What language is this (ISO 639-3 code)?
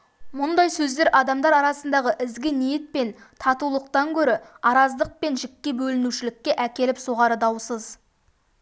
kaz